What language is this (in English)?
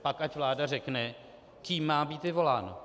Czech